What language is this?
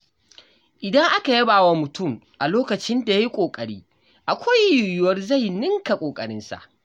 Hausa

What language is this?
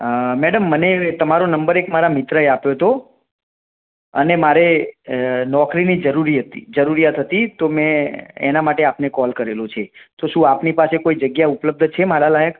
Gujarati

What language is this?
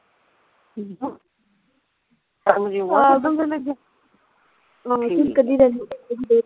Punjabi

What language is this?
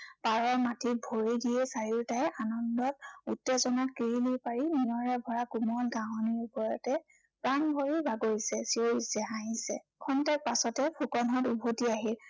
Assamese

